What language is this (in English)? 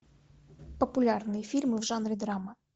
Russian